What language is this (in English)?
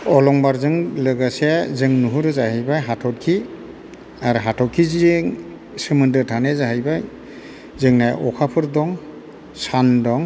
Bodo